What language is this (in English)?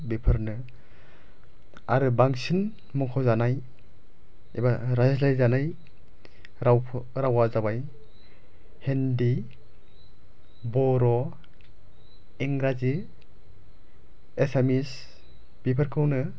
Bodo